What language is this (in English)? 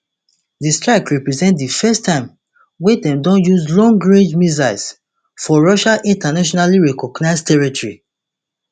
Nigerian Pidgin